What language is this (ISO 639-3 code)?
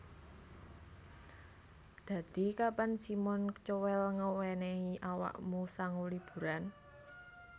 jav